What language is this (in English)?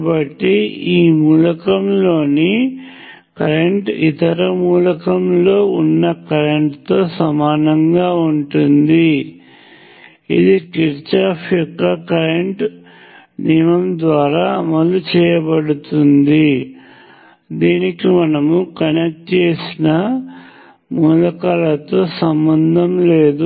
Telugu